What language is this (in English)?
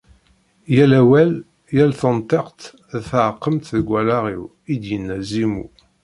Kabyle